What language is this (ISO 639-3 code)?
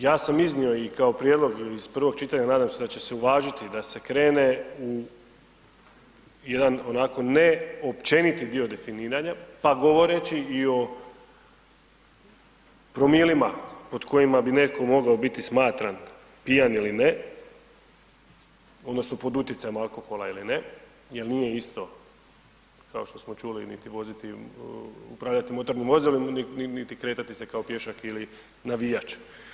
hrv